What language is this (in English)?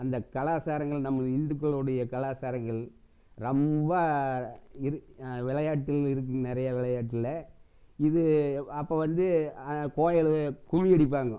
Tamil